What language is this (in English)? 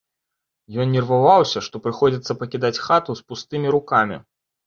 Belarusian